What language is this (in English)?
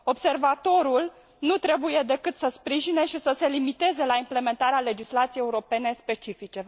Romanian